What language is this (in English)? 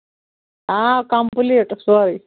Kashmiri